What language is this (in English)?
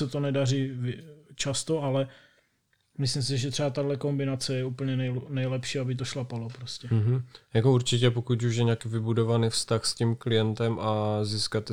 Czech